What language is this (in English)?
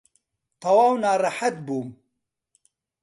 Central Kurdish